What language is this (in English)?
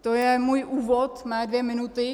Czech